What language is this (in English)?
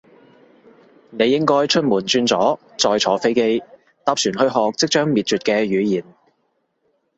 Cantonese